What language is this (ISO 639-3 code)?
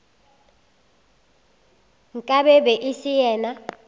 nso